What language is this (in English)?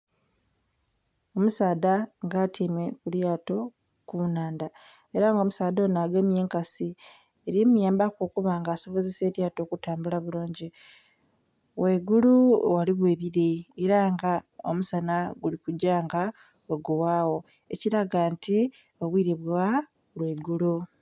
Soga